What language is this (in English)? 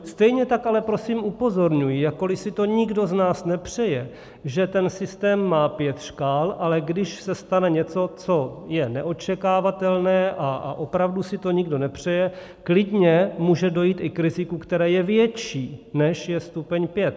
Czech